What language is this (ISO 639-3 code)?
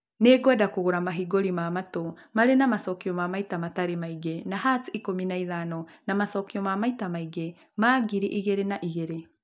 kik